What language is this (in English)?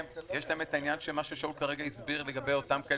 Hebrew